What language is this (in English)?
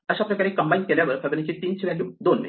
Marathi